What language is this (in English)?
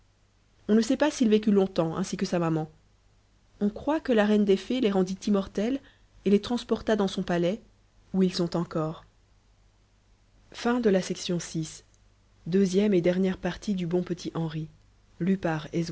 French